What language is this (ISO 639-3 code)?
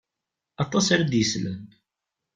kab